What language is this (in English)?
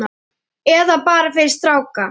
Icelandic